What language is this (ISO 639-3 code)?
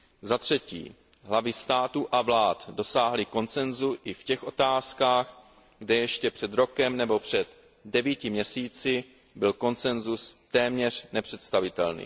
ces